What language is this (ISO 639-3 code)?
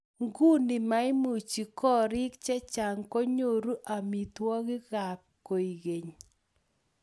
kln